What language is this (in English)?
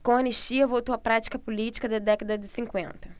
Portuguese